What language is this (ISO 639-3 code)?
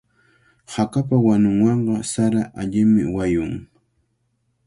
qvl